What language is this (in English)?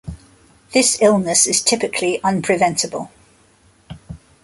English